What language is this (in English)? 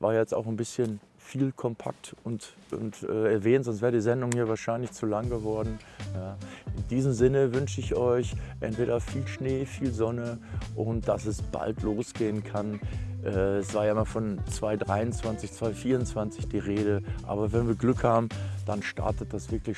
German